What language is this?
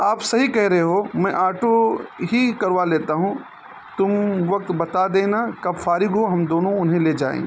Urdu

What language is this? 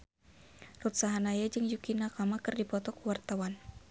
Sundanese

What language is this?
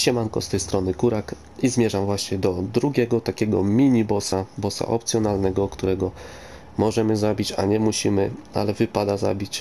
Polish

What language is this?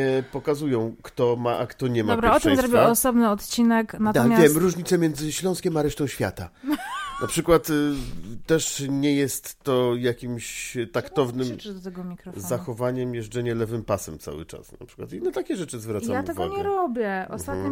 Polish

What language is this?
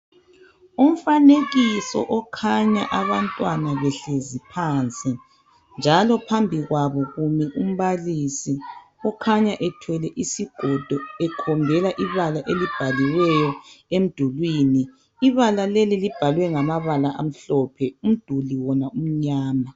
North Ndebele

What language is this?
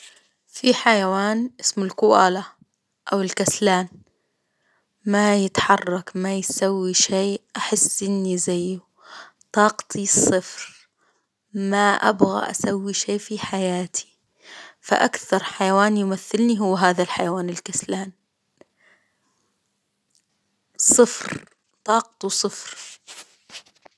Hijazi Arabic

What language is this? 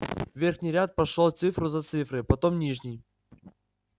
Russian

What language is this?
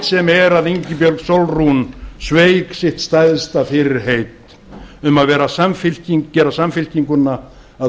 Icelandic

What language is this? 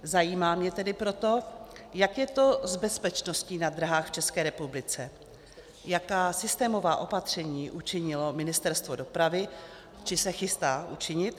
Czech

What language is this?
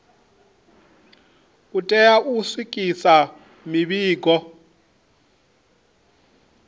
Venda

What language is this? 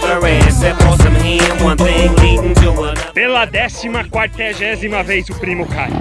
Portuguese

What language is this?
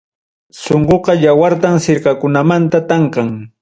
Ayacucho Quechua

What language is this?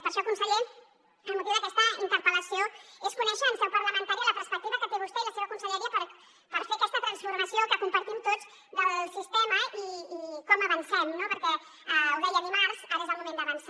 Catalan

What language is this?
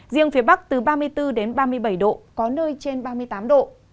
Vietnamese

